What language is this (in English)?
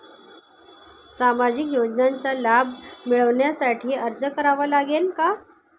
Marathi